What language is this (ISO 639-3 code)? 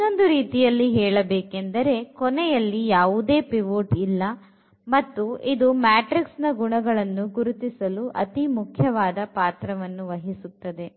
kan